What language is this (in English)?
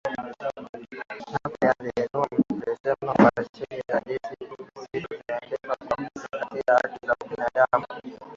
Swahili